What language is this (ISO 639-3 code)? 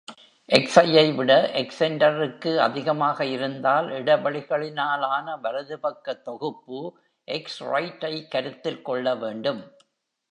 tam